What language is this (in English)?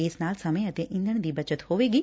Punjabi